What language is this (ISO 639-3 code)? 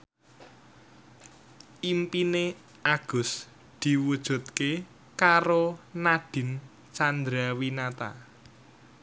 jav